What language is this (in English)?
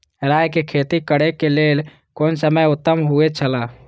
Maithili